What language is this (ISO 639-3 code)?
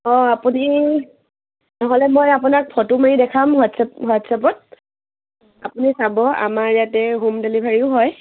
asm